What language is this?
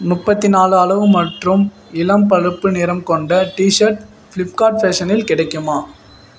Tamil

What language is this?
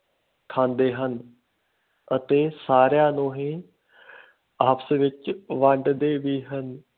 Punjabi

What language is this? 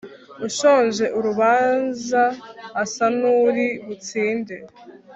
Kinyarwanda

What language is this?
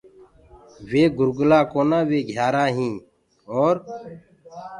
Gurgula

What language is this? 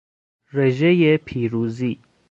Persian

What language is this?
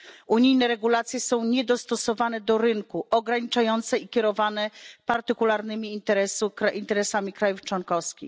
Polish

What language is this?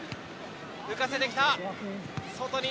Japanese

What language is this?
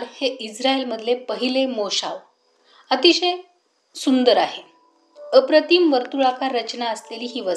Marathi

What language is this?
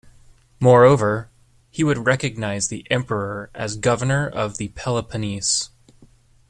English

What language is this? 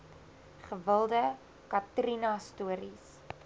Afrikaans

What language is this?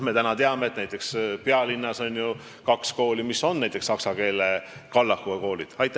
Estonian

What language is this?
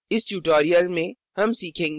Hindi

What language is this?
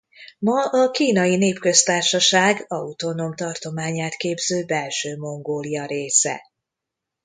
Hungarian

